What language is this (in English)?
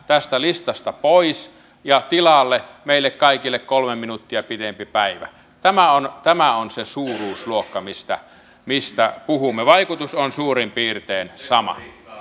Finnish